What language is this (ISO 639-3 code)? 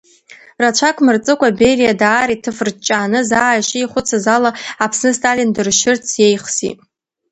abk